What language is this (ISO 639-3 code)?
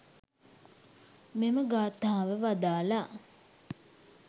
sin